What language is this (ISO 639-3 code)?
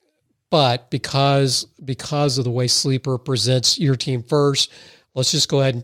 eng